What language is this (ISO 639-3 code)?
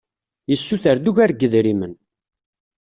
kab